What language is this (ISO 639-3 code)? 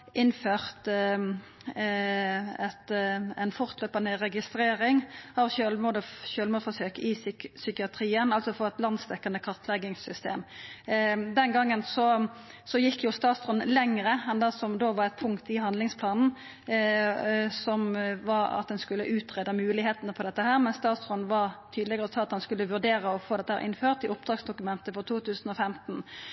nno